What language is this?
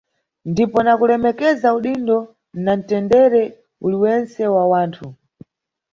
Nyungwe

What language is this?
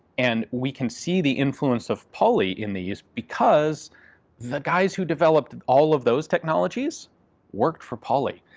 English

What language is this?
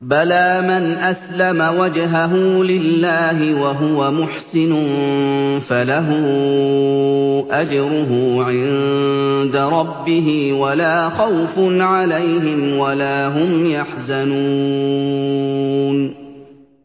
Arabic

